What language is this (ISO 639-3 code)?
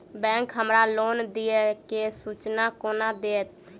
mai